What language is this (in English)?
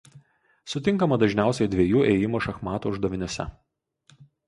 Lithuanian